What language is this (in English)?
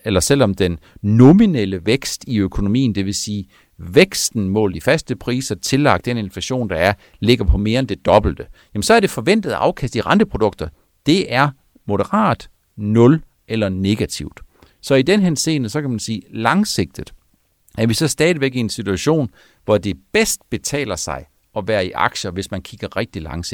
Danish